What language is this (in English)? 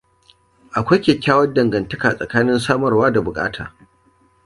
Hausa